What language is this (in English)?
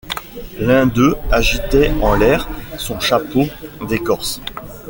French